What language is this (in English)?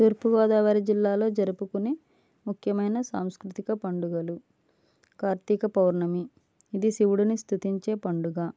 Telugu